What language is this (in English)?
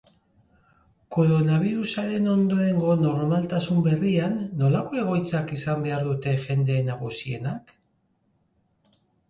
Basque